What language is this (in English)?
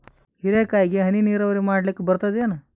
Kannada